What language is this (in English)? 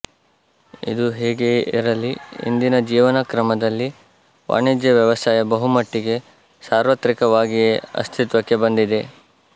Kannada